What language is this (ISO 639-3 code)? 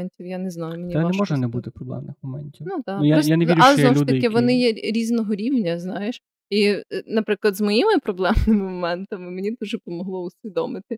ukr